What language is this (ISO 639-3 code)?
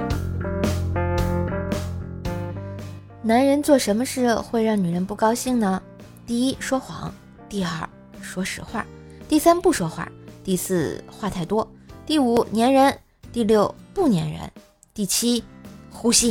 zho